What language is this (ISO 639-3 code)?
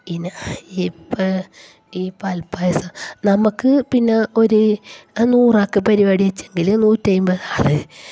mal